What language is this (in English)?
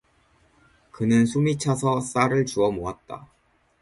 Korean